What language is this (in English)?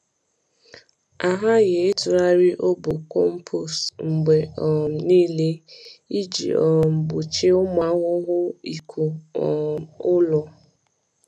Igbo